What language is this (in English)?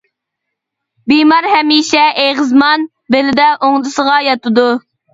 Uyghur